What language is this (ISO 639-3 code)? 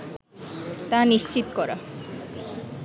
ben